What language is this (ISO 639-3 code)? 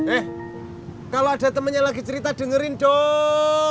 ind